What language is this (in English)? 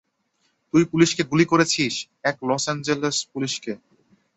Bangla